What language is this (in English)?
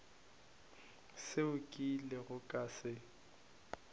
Northern Sotho